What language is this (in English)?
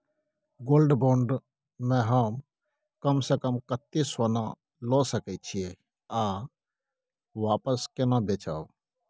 Maithili